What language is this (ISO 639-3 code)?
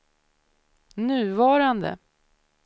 swe